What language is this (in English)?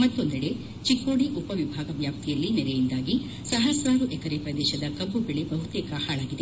Kannada